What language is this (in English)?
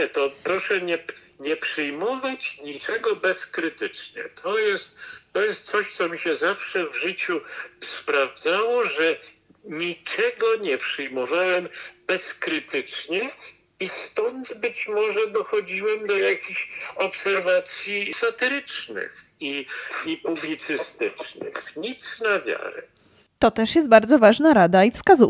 Polish